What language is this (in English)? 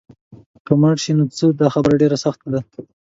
Pashto